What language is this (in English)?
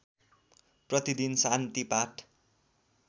Nepali